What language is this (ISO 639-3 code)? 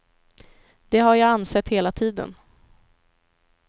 swe